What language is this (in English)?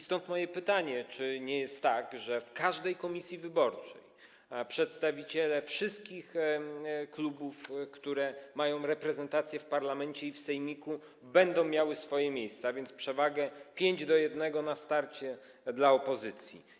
Polish